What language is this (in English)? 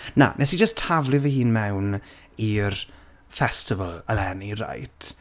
Welsh